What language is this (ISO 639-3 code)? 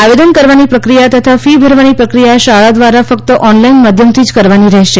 guj